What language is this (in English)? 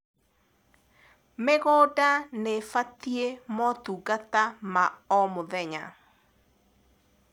Kikuyu